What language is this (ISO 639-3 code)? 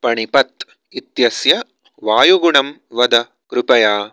san